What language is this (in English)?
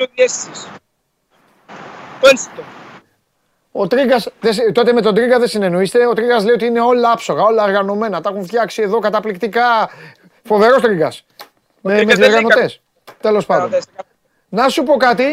Greek